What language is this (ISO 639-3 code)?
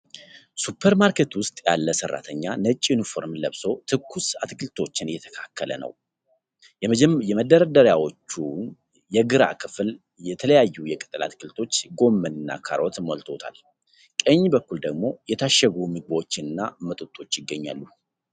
amh